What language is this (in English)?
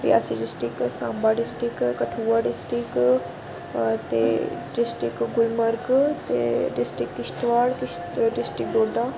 Dogri